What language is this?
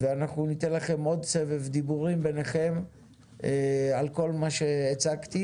Hebrew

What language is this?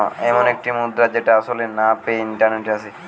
Bangla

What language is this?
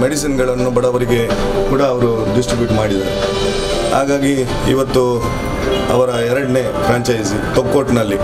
Hindi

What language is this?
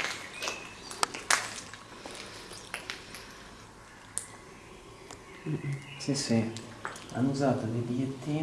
Italian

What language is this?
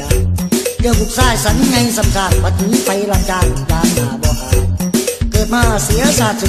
Thai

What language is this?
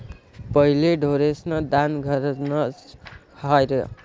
Marathi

